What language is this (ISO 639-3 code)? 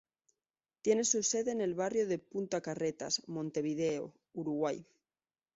spa